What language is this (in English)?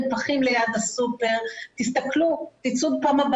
Hebrew